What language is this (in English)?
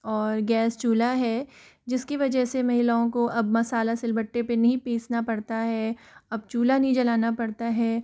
Hindi